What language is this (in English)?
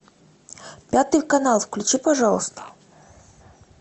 Russian